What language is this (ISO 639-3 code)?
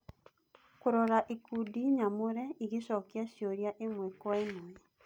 kik